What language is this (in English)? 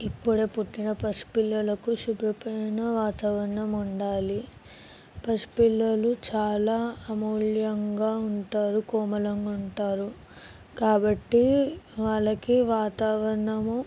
Telugu